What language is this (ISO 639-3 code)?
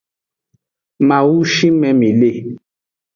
ajg